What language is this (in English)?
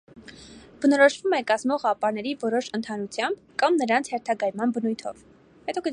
Armenian